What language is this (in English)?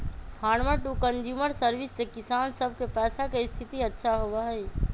Magahi